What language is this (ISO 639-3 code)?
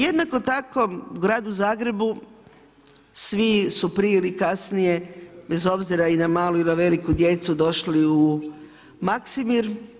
hrv